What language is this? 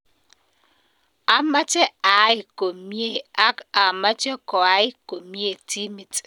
Kalenjin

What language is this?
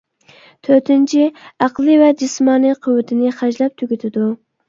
Uyghur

